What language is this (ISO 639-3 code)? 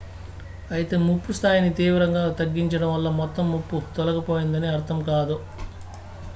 tel